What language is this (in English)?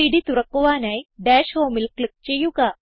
Malayalam